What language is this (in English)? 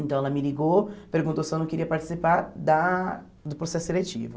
Portuguese